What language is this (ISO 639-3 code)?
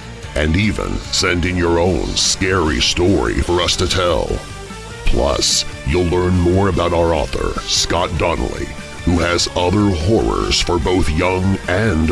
eng